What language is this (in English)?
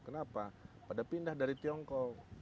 Indonesian